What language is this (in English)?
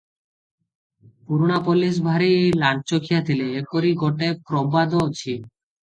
Odia